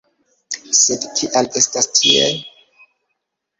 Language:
Esperanto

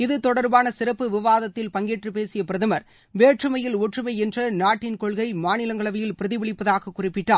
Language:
Tamil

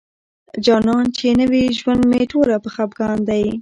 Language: Pashto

